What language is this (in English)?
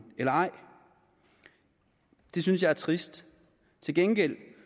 Danish